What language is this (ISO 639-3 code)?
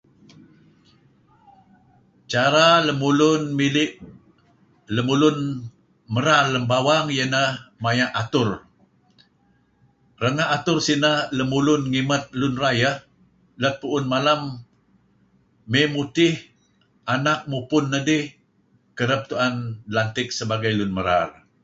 kzi